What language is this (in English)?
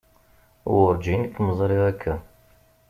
Kabyle